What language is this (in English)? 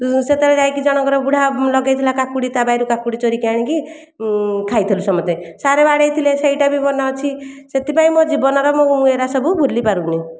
Odia